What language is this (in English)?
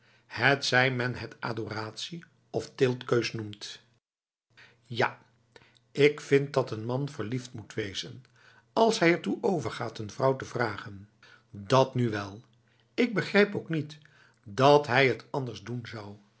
Dutch